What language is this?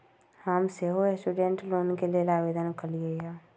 Magahi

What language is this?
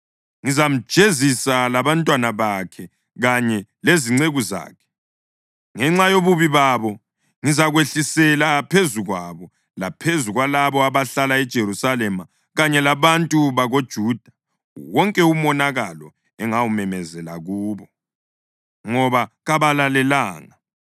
North Ndebele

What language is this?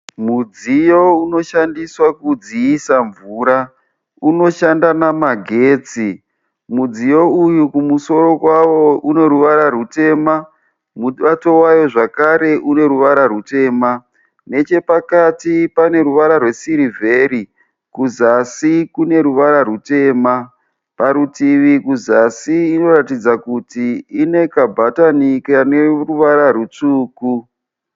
Shona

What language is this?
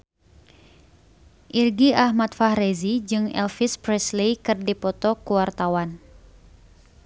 Sundanese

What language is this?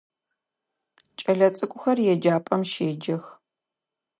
Adyghe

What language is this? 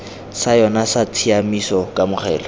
Tswana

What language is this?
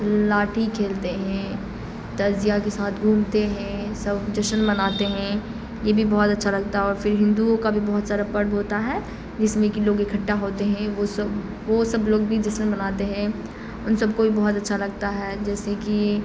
Urdu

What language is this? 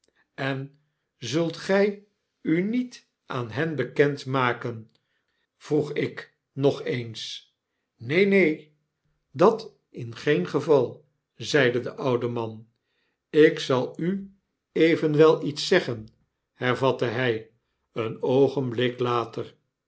Dutch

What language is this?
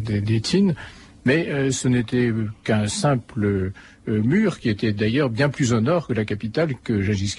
French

